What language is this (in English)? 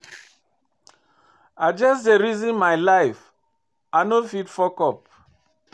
Nigerian Pidgin